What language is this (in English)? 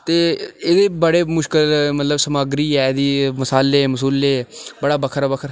Dogri